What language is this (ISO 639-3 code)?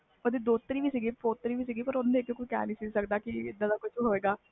pan